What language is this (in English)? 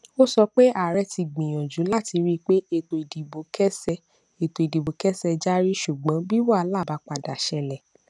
Yoruba